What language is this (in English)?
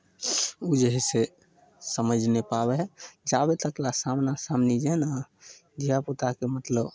Maithili